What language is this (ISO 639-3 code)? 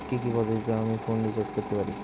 ben